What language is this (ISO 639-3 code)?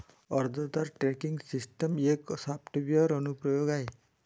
mar